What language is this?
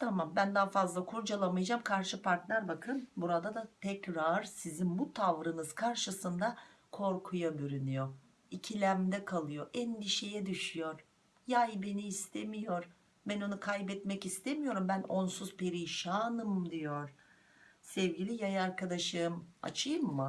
Turkish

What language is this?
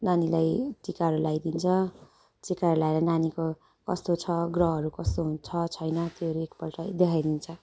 Nepali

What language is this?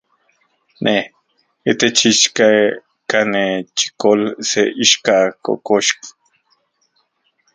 Central Puebla Nahuatl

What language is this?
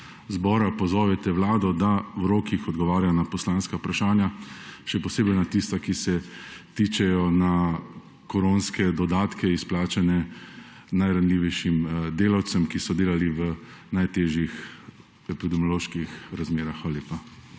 Slovenian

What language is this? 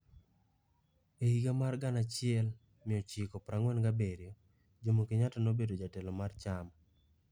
Luo (Kenya and Tanzania)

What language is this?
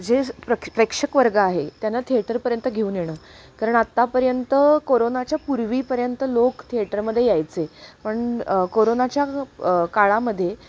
Marathi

